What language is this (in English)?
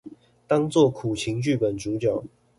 Chinese